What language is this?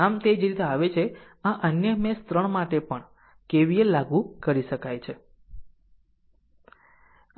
Gujarati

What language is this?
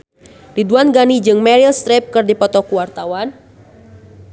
Sundanese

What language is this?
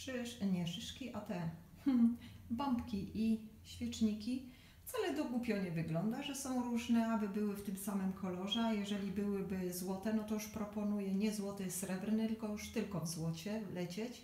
Polish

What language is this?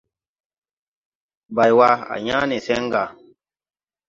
Tupuri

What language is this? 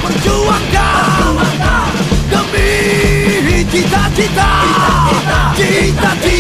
Italian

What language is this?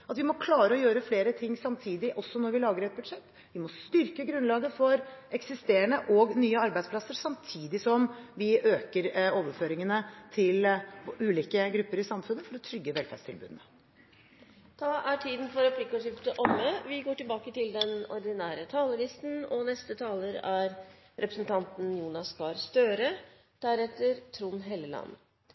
Norwegian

